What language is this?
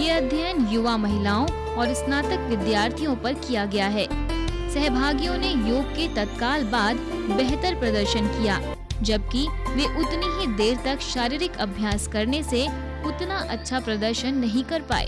Hindi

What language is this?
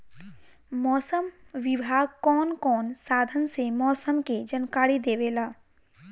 Bhojpuri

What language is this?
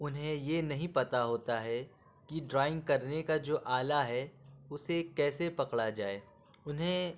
Urdu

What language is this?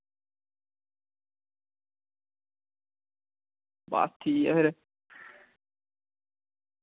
Dogri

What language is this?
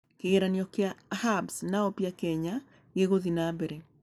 Kikuyu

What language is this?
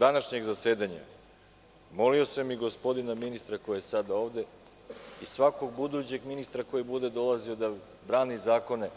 Serbian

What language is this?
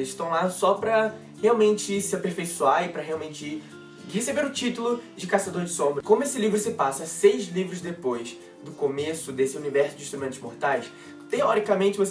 Portuguese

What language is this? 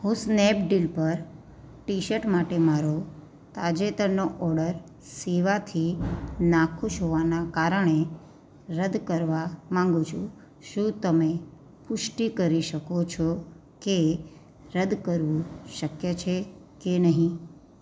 Gujarati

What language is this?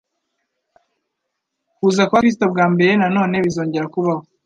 Kinyarwanda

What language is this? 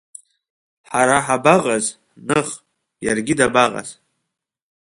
Abkhazian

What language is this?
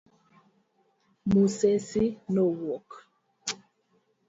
Luo (Kenya and Tanzania)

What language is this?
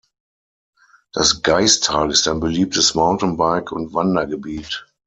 German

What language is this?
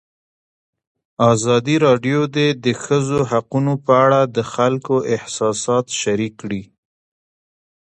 Pashto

